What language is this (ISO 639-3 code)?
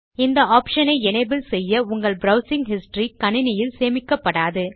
tam